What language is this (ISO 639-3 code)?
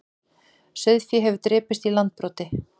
isl